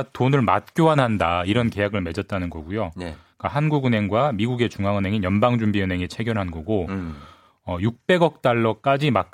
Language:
Korean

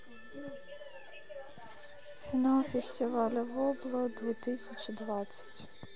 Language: Russian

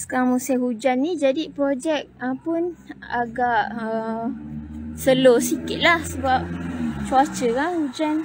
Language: Malay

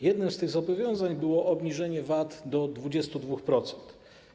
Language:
Polish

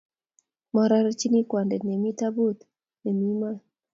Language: Kalenjin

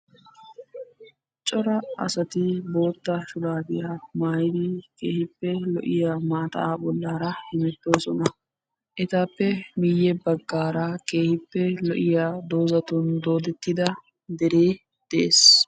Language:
Wolaytta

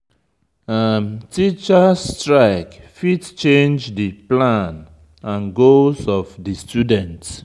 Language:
Nigerian Pidgin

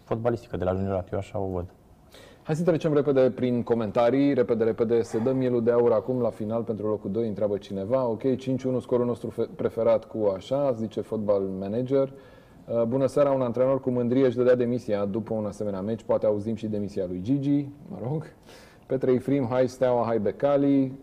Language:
Romanian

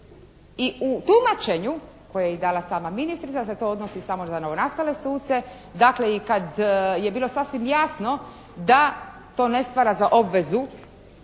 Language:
Croatian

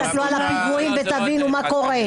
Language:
Hebrew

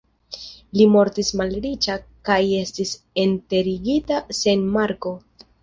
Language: Esperanto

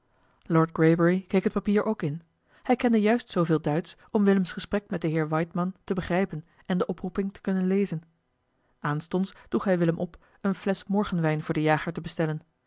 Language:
Dutch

